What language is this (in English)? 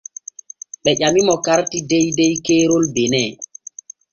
Borgu Fulfulde